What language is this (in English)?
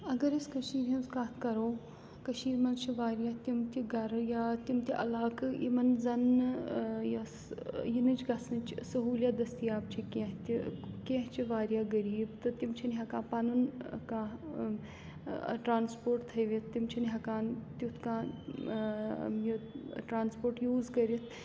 Kashmiri